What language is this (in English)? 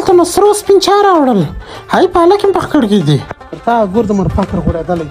Arabic